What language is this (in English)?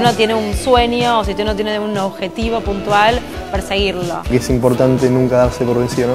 Spanish